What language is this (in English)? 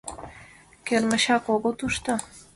Mari